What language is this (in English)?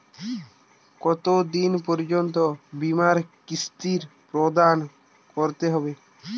Bangla